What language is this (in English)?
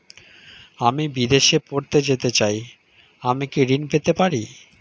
Bangla